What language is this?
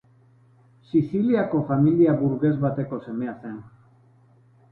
Basque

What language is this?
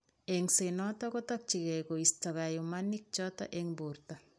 Kalenjin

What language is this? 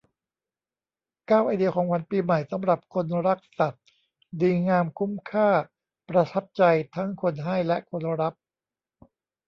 Thai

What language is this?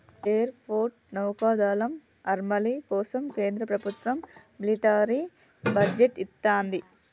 Telugu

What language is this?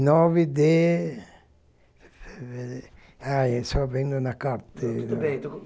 Portuguese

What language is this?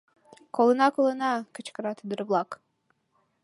Mari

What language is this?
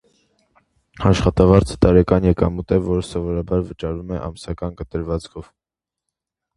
Armenian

